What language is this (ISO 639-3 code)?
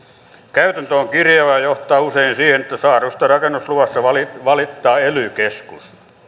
fin